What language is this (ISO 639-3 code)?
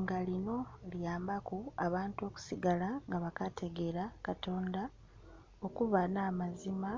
xog